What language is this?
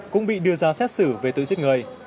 Vietnamese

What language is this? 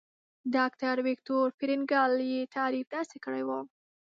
Pashto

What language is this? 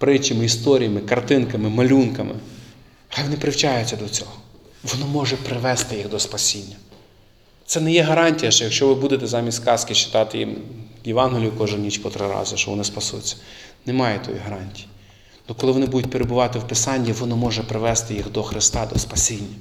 Ukrainian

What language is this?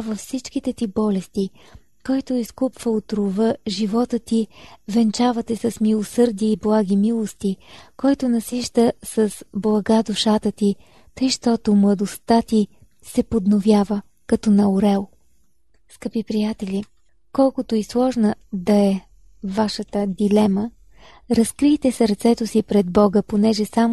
Bulgarian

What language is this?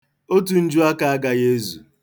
Igbo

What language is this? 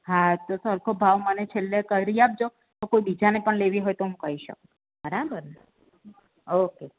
Gujarati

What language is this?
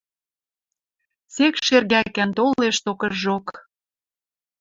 Western Mari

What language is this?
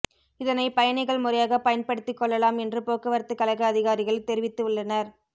Tamil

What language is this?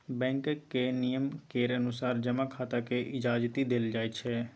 Maithili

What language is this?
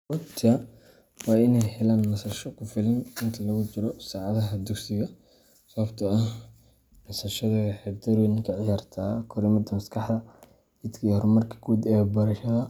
Somali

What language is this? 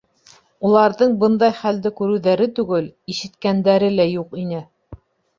Bashkir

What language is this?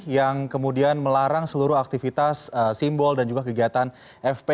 Indonesian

